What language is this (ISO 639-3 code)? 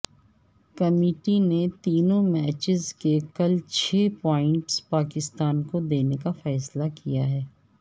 urd